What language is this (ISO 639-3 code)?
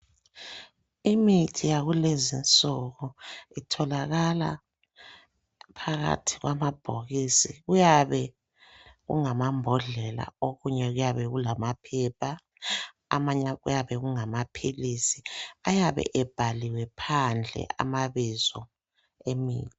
nde